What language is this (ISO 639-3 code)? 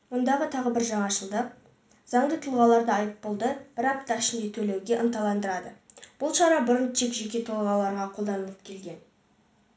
kaz